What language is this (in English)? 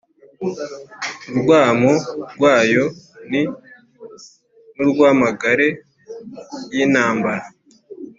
Kinyarwanda